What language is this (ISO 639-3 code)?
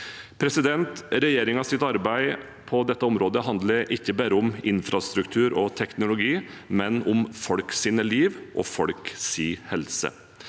nor